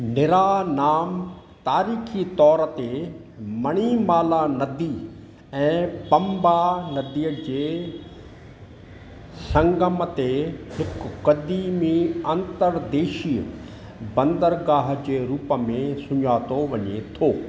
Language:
Sindhi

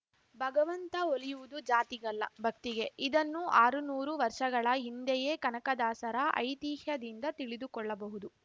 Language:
Kannada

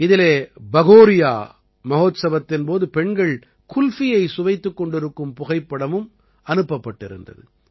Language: Tamil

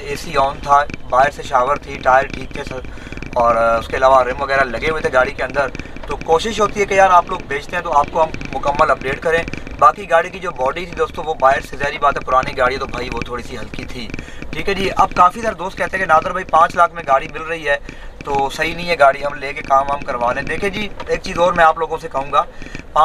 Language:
Hindi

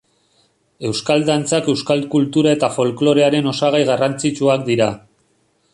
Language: Basque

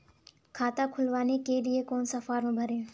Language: Hindi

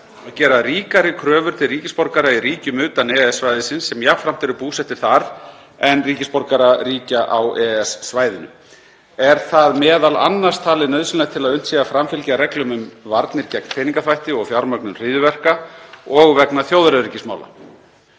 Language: Icelandic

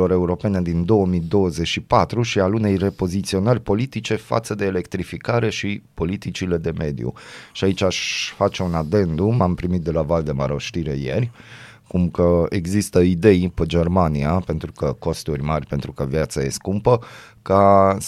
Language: Romanian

